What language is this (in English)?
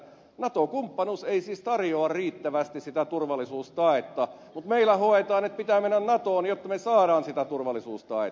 Finnish